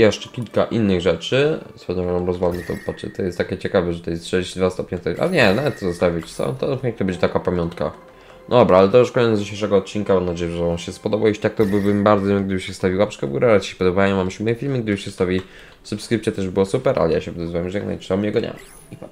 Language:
Polish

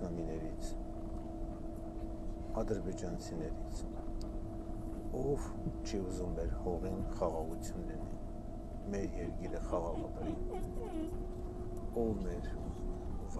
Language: Romanian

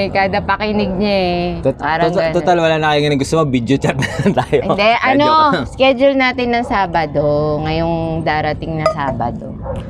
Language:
Filipino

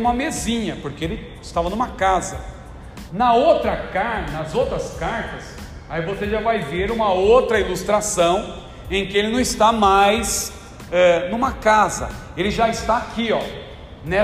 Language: Portuguese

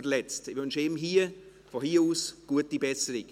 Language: Swiss German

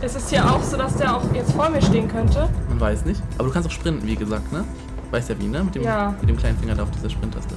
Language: German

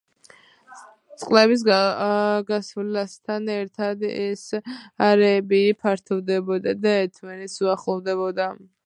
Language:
Georgian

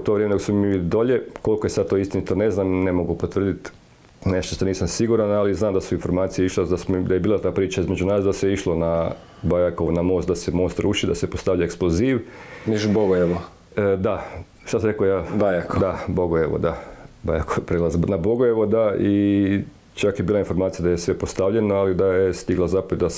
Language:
Croatian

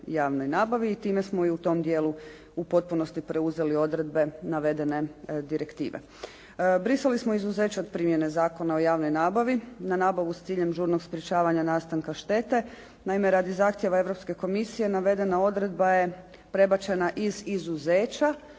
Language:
Croatian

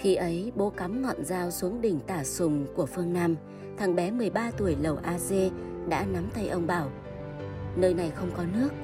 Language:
Vietnamese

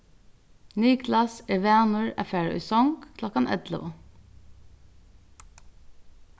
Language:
Faroese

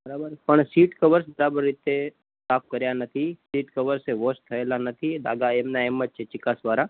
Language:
Gujarati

